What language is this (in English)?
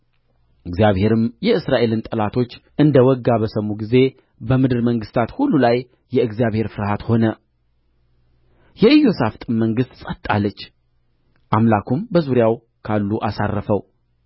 Amharic